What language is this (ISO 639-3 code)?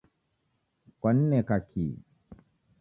dav